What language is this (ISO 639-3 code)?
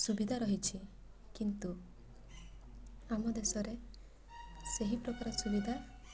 ori